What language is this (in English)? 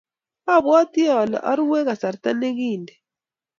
Kalenjin